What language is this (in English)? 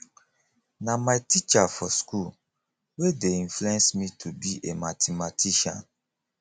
Nigerian Pidgin